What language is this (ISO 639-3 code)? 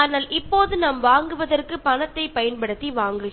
mal